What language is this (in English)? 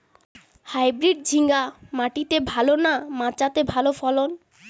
Bangla